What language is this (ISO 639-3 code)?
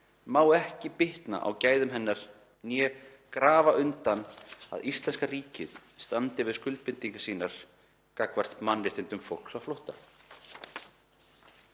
isl